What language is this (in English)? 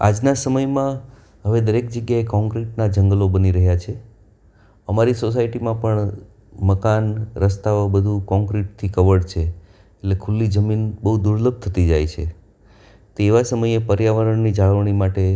Gujarati